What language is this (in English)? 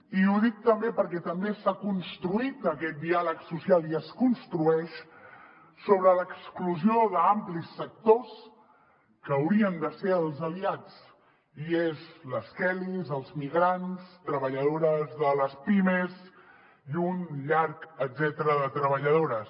Catalan